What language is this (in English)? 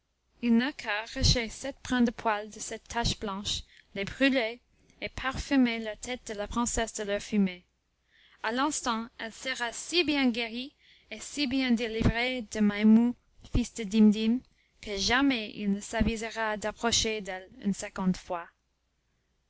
French